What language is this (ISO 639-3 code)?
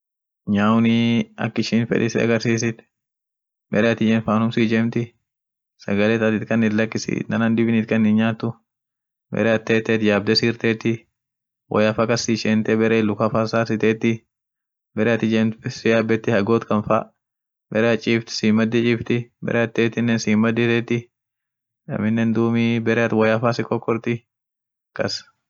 orc